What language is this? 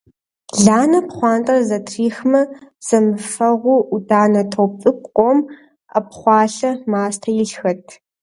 Kabardian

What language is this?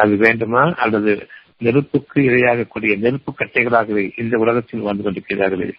Tamil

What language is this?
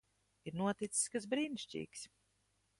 Latvian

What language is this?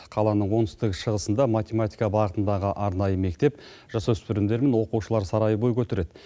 Kazakh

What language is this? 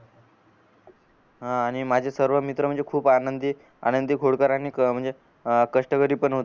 Marathi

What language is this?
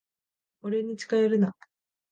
Japanese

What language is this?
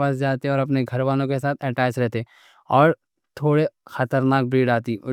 Deccan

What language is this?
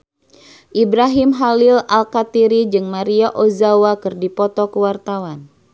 Sundanese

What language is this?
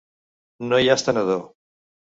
Catalan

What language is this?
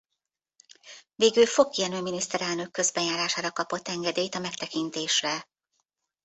Hungarian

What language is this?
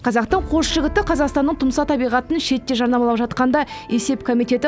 Kazakh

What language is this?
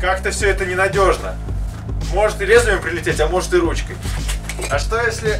Russian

